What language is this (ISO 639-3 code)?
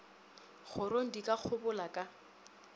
nso